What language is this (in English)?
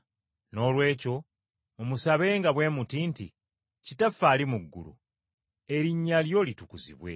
Ganda